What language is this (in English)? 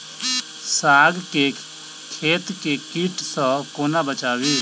Maithili